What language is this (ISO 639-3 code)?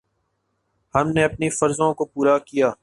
urd